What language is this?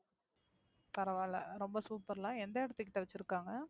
Tamil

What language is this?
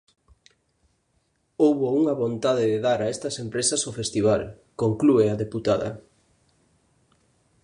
Galician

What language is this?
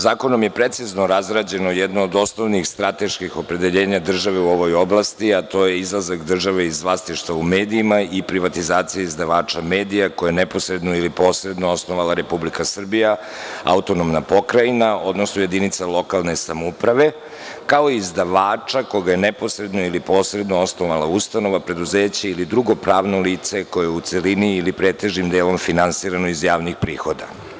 Serbian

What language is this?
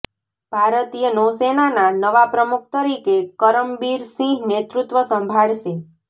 Gujarati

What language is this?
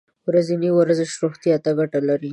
Pashto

